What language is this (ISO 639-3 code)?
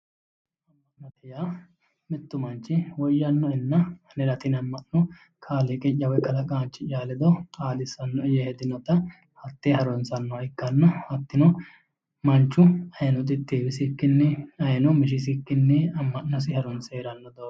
sid